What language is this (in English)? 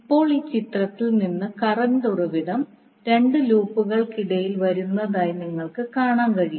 Malayalam